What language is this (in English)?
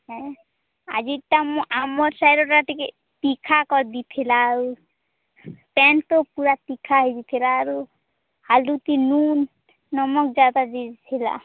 Odia